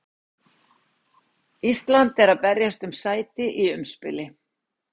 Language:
Icelandic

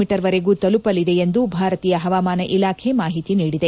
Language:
Kannada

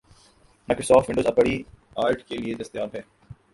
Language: Urdu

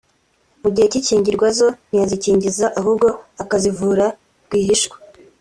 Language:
Kinyarwanda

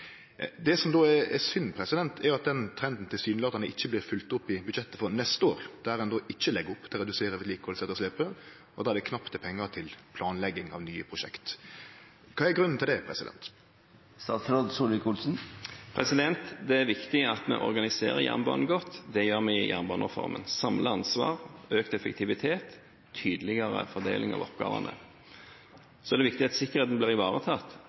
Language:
Norwegian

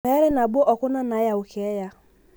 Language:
Masai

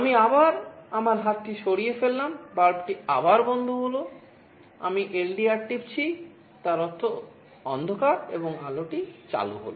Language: Bangla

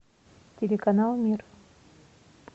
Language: Russian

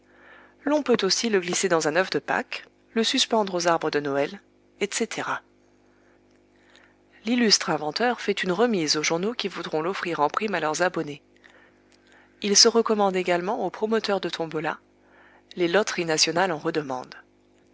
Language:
French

